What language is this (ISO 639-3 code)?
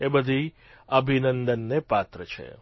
guj